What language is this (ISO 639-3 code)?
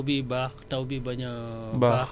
wol